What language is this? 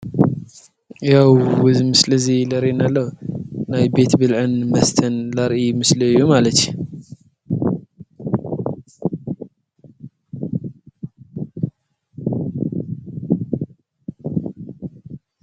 Tigrinya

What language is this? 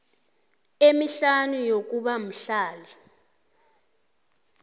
South Ndebele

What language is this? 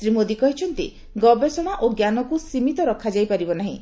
Odia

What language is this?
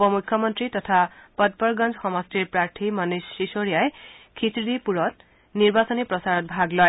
Assamese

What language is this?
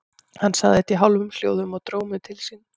Icelandic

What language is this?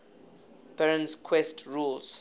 English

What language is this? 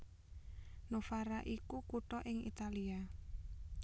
Javanese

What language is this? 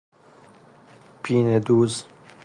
Persian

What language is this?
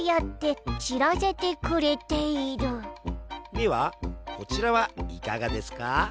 Japanese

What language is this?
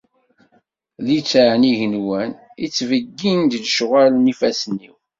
Kabyle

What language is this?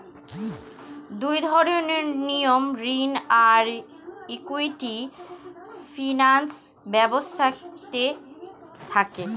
Bangla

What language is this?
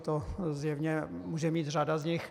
Czech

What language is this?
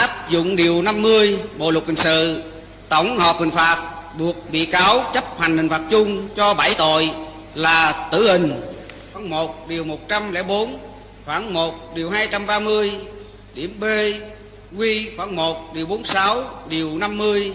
Vietnamese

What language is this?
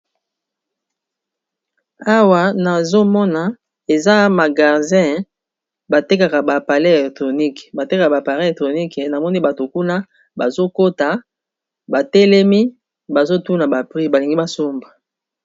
Lingala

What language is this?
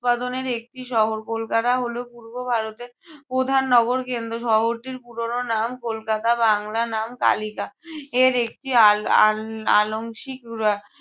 Bangla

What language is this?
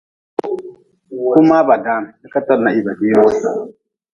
Nawdm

